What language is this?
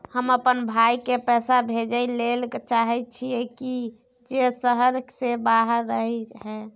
Maithili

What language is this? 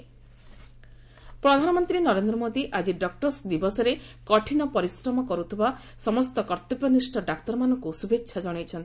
Odia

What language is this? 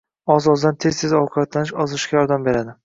Uzbek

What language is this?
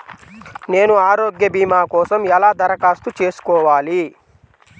Telugu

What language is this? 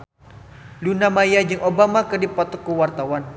Sundanese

